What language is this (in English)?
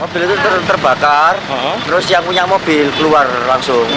Indonesian